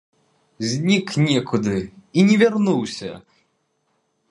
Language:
Belarusian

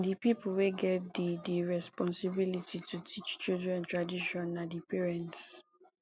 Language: Nigerian Pidgin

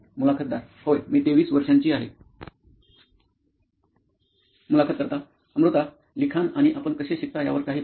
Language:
Marathi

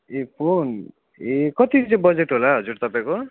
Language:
Nepali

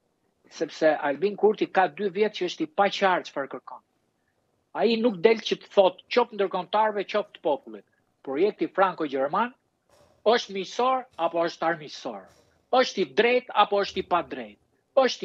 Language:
Romanian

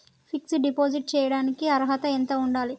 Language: Telugu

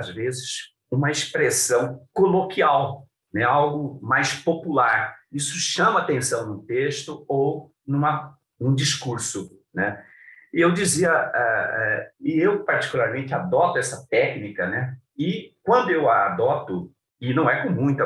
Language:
Portuguese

